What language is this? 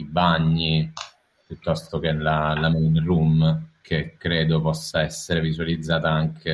Italian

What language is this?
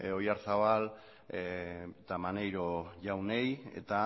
Basque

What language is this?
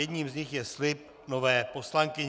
Czech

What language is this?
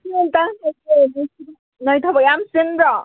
Manipuri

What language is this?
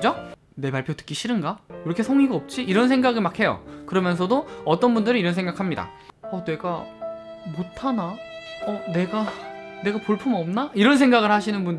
Korean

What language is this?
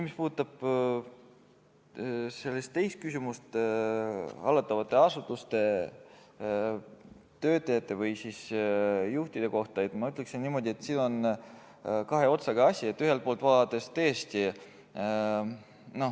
Estonian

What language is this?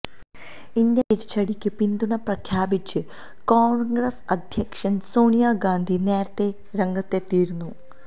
Malayalam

